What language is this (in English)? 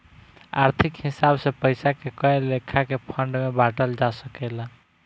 Bhojpuri